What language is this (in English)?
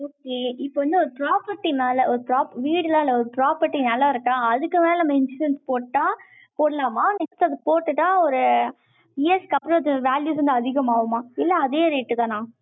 Tamil